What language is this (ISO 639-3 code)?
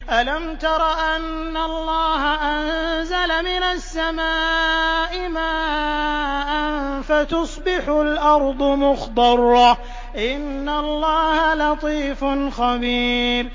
ara